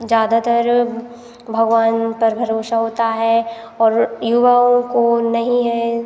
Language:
Hindi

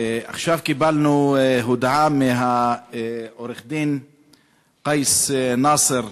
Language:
Hebrew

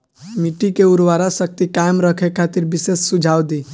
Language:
Bhojpuri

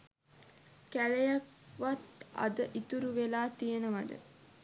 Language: Sinhala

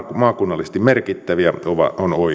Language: Finnish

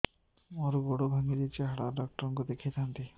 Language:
Odia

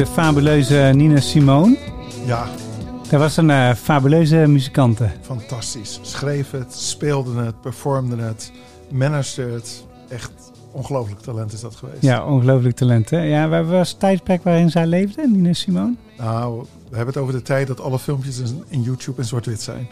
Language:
Dutch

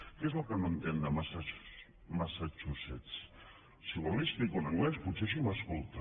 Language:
Catalan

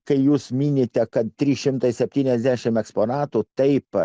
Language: Lithuanian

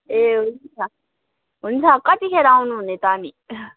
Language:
Nepali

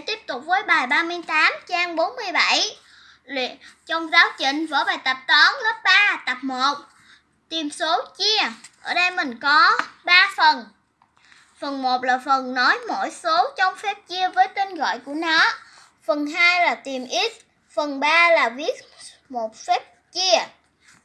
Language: Vietnamese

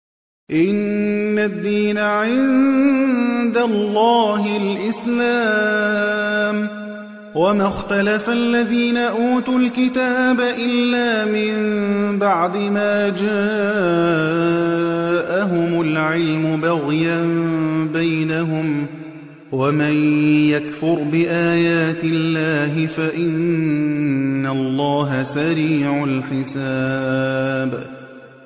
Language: Arabic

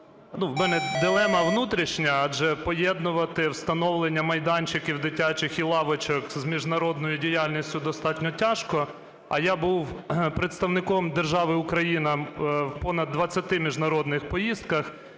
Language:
Ukrainian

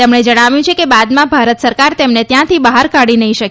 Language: Gujarati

